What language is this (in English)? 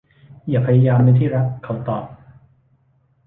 Thai